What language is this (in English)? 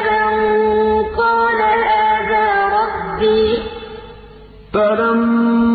Arabic